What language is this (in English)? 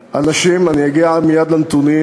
Hebrew